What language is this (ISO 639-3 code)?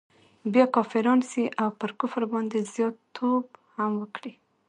pus